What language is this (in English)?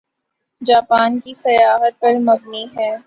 Urdu